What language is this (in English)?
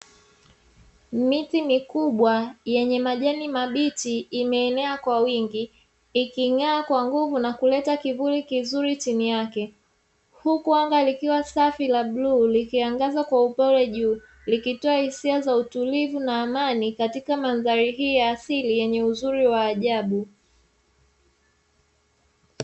Swahili